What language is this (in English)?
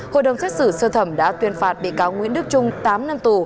Vietnamese